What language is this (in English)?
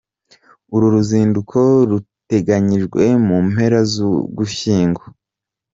Kinyarwanda